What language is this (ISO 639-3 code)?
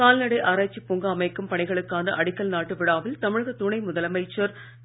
tam